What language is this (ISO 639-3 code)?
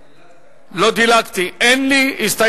heb